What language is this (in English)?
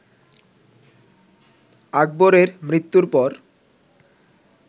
Bangla